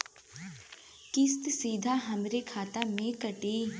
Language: Bhojpuri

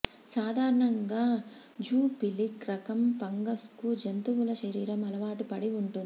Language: Telugu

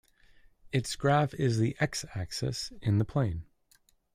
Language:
English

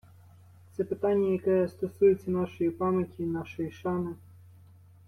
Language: Ukrainian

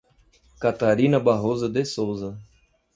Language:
Portuguese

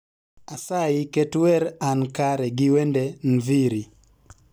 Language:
Luo (Kenya and Tanzania)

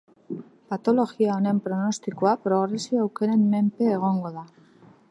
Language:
Basque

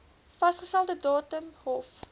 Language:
Afrikaans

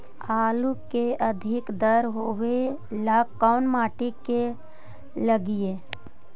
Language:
Magahi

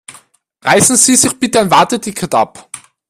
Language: German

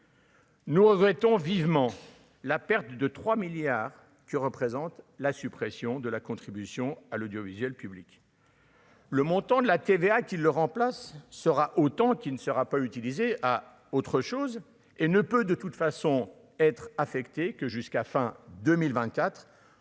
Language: French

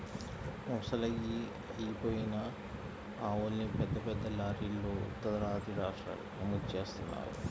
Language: Telugu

